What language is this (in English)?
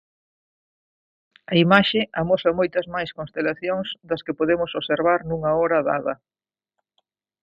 Galician